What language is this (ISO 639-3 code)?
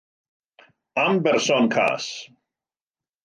cym